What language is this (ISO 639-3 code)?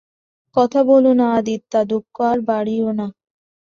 ben